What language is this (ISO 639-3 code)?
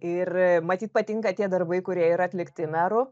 lit